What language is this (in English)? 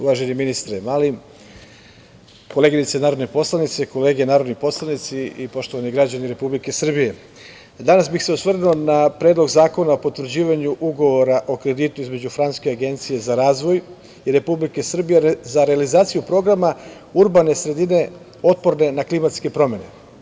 Serbian